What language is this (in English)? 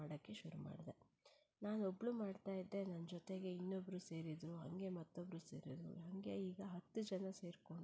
Kannada